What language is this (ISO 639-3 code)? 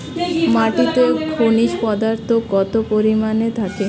ben